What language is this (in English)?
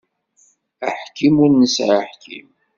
Kabyle